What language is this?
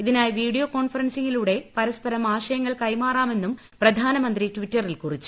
Malayalam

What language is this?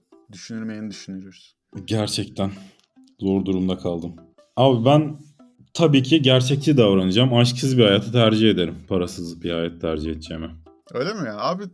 Turkish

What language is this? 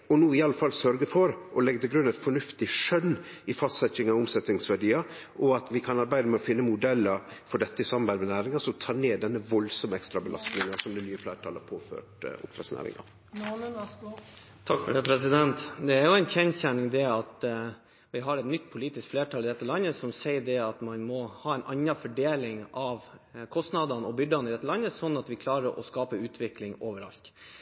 Norwegian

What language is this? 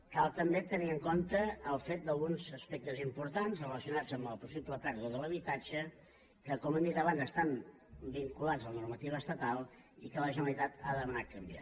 Catalan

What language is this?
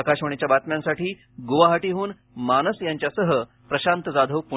Marathi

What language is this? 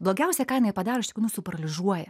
Lithuanian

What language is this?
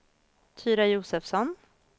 Swedish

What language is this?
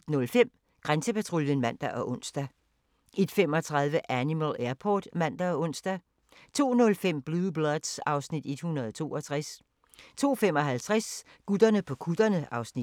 Danish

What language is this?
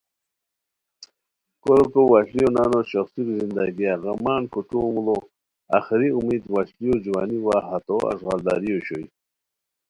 Khowar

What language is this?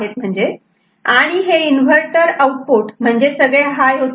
Marathi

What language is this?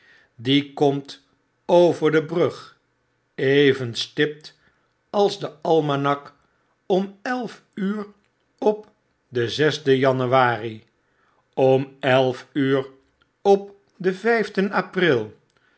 Dutch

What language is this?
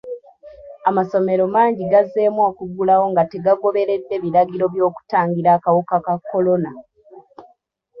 Ganda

